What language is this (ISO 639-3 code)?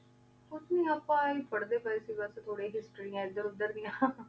pan